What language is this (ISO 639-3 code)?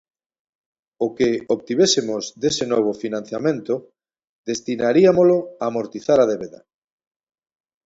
glg